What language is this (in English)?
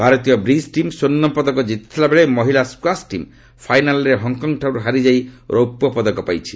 Odia